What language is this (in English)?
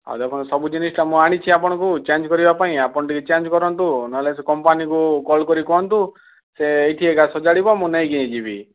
Odia